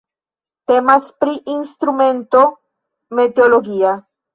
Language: Esperanto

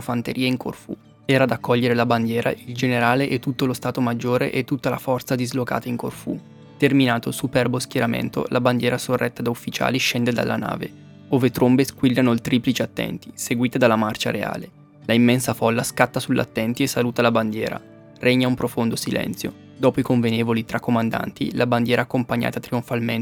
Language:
Italian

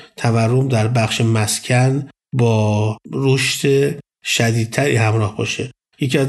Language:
Persian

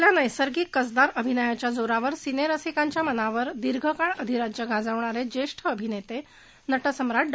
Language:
Marathi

